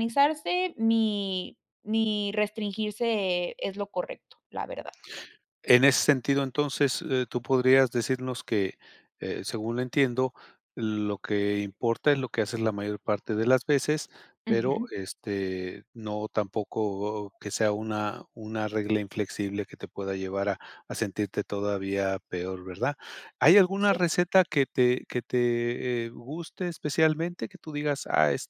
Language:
Spanish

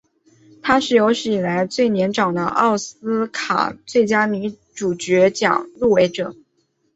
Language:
Chinese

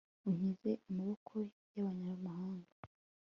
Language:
Kinyarwanda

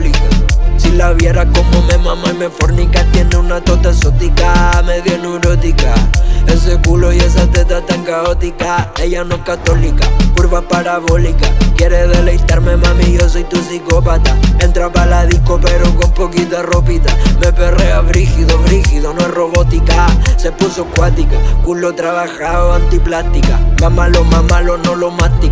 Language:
Spanish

